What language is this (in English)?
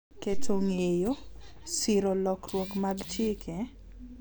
Luo (Kenya and Tanzania)